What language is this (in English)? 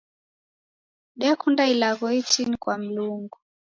Taita